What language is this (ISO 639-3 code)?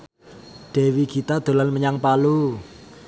jav